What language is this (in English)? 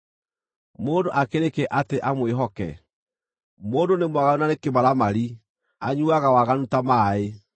Kikuyu